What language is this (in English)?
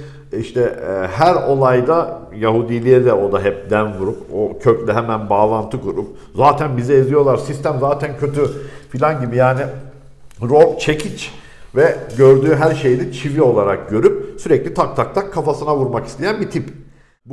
Turkish